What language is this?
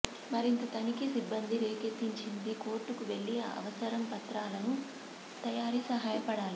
Telugu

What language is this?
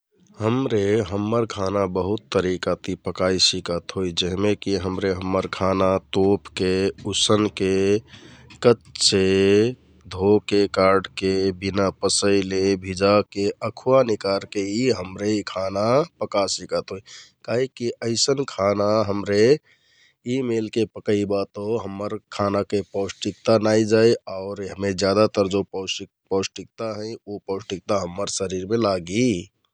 Kathoriya Tharu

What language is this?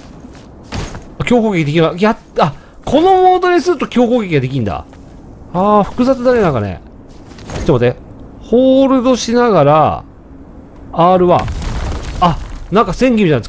Japanese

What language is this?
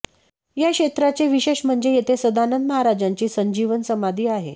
Marathi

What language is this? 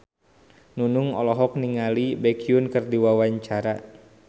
Sundanese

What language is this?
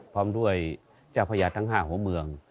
Thai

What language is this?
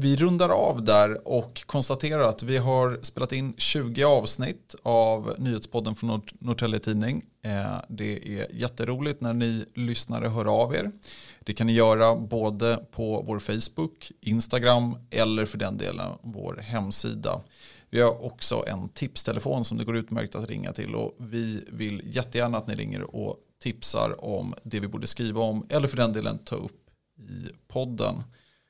Swedish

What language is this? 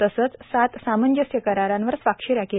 Marathi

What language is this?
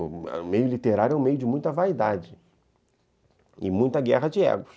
Portuguese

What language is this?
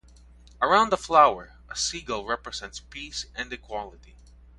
English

